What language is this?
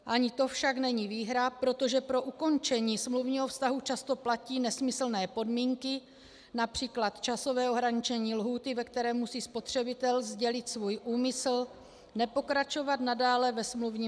Czech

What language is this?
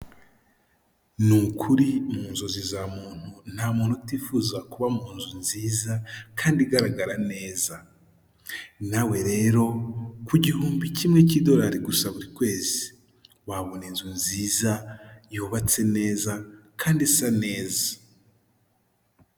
Kinyarwanda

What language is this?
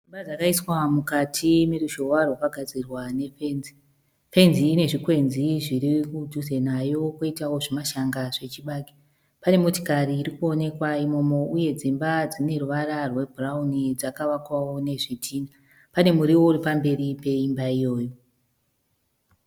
Shona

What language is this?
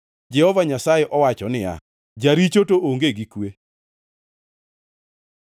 Luo (Kenya and Tanzania)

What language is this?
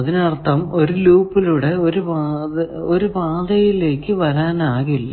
Malayalam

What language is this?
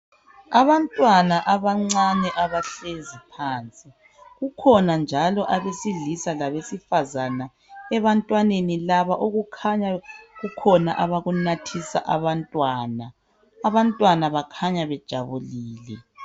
North Ndebele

